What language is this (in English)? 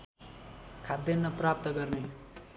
Nepali